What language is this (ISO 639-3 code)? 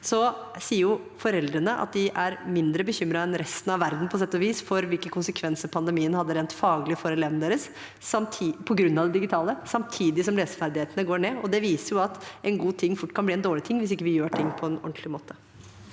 nor